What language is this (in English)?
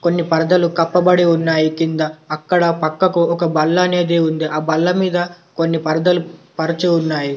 Telugu